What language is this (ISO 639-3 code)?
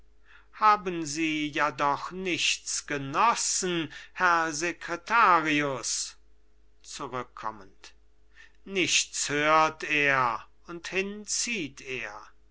deu